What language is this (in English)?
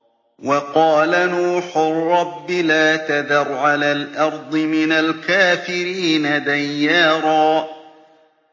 Arabic